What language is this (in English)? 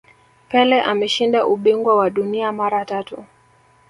Swahili